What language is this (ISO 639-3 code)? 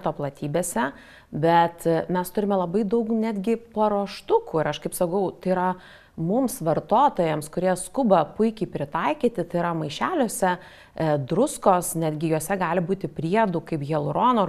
lit